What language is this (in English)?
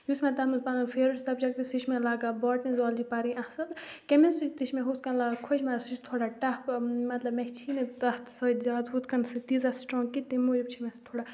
Kashmiri